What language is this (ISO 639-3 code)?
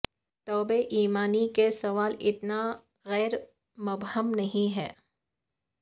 urd